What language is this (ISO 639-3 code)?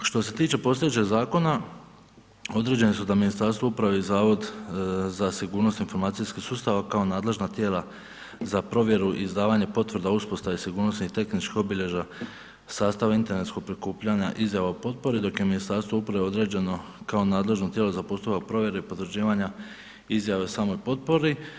hrv